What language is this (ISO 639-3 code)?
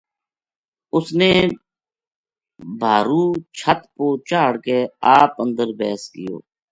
gju